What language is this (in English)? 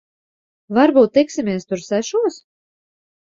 Latvian